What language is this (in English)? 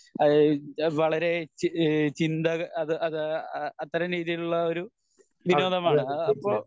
Malayalam